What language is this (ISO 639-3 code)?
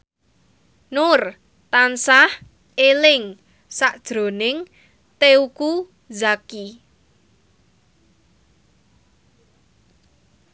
jav